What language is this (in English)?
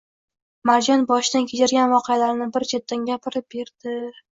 Uzbek